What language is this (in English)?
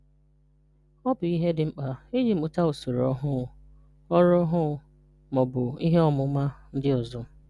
Igbo